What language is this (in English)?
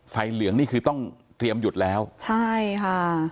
Thai